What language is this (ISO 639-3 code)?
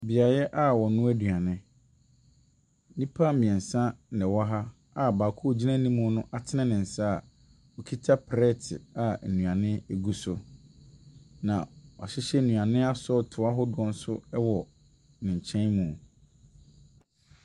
aka